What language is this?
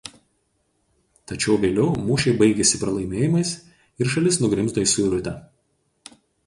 Lithuanian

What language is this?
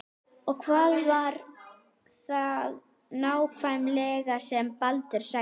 Icelandic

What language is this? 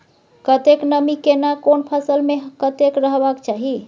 Maithili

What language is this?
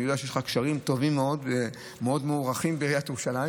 Hebrew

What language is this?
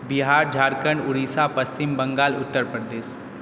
Maithili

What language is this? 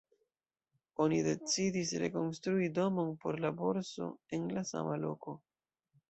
Esperanto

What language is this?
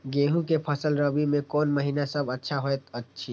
Maithili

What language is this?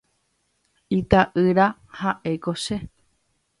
Guarani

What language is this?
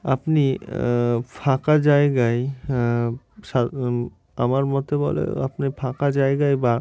Bangla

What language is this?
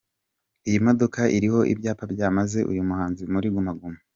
Kinyarwanda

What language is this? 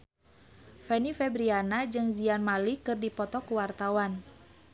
Sundanese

